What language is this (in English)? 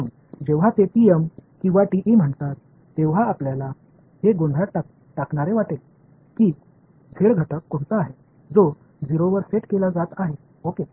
Marathi